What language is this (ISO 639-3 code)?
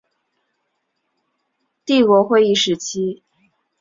zho